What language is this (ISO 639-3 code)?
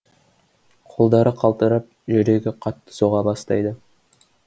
kaz